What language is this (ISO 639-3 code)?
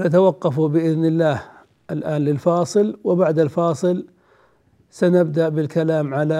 ara